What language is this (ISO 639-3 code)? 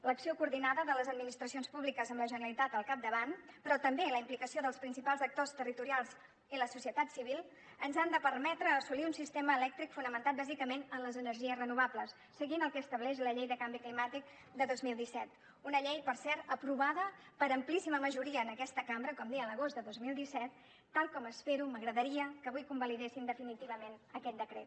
cat